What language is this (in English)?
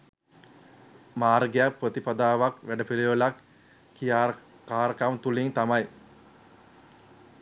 Sinhala